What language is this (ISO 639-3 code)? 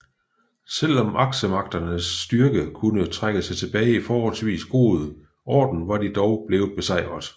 dan